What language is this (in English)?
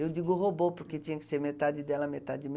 Portuguese